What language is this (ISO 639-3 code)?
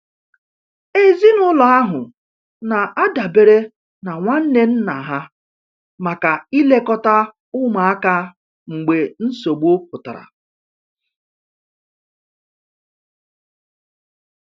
ibo